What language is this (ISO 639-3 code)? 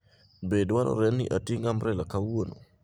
luo